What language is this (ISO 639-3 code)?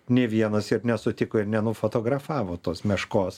lit